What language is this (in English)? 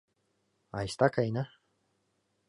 Mari